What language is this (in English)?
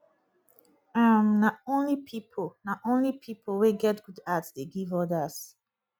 Nigerian Pidgin